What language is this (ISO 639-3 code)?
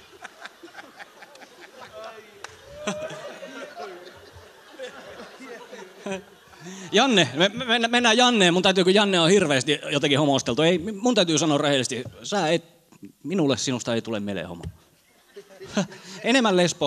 fin